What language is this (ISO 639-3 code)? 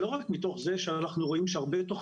heb